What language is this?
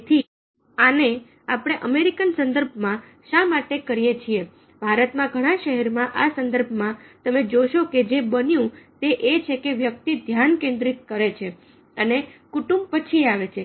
Gujarati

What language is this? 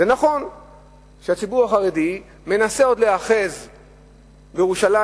Hebrew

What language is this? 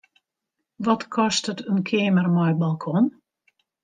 Western Frisian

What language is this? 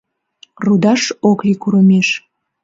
Mari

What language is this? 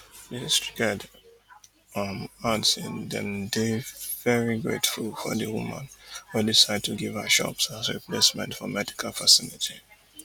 Nigerian Pidgin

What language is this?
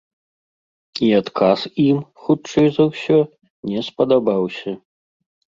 Belarusian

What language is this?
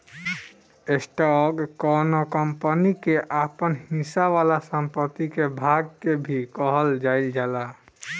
Bhojpuri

